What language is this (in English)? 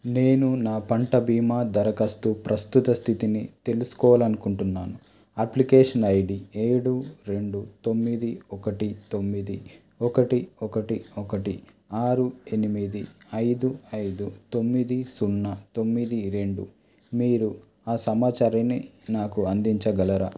Telugu